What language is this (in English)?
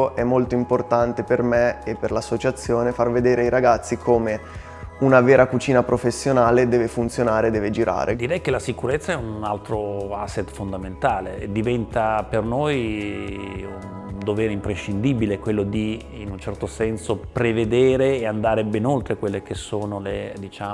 Italian